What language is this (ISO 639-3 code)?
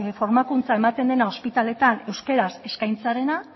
eus